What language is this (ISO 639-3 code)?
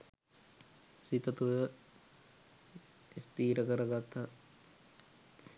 sin